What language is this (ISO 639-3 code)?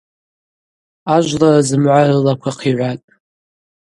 abq